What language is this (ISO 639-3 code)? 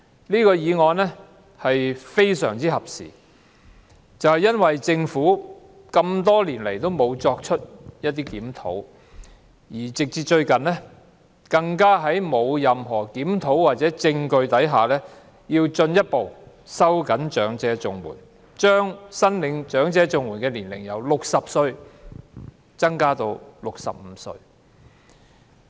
yue